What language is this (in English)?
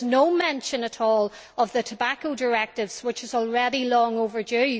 English